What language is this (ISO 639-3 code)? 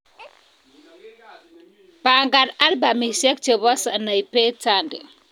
kln